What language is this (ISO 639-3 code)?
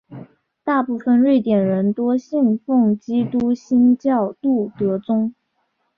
zho